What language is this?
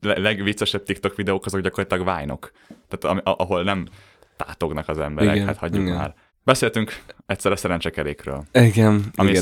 Hungarian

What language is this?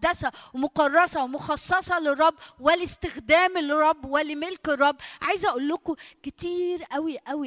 Arabic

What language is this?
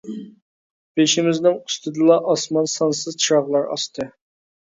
Uyghur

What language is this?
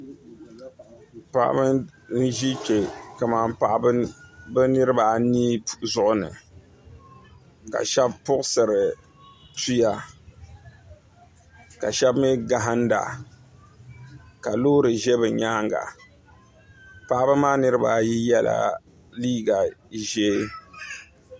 Dagbani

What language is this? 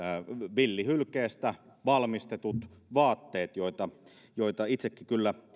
Finnish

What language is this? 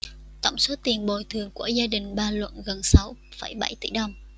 Vietnamese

